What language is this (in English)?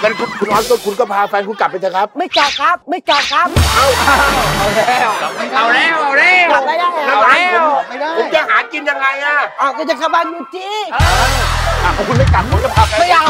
Thai